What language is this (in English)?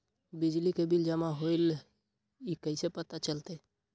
Magahi